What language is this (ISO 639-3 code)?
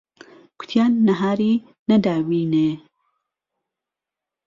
ckb